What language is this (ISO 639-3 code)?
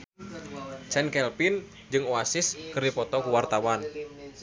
sun